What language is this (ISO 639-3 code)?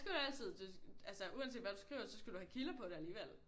dan